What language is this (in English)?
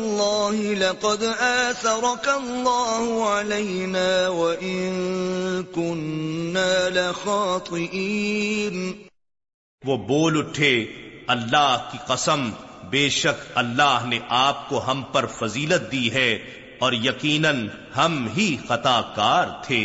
Urdu